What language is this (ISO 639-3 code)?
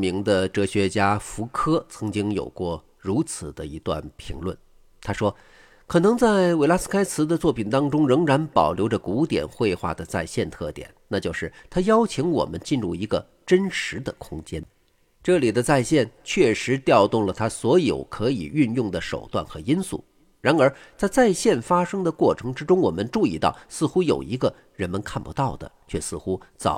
zho